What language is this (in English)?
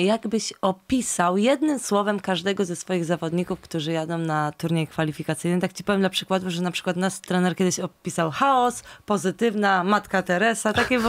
Polish